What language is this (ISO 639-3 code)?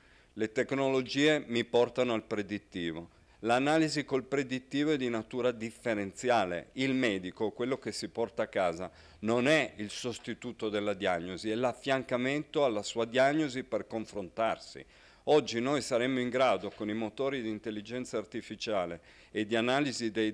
ita